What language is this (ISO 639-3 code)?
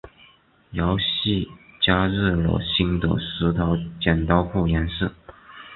zho